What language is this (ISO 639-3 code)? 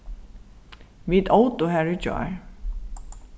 fao